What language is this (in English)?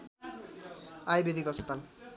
Nepali